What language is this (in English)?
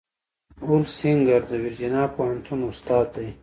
Pashto